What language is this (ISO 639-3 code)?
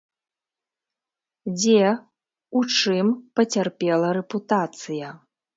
bel